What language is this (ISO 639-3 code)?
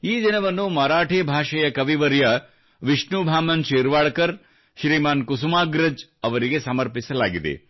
kan